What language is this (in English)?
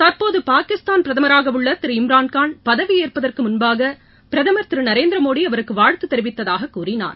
Tamil